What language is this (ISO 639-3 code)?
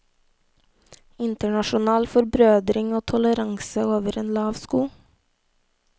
nor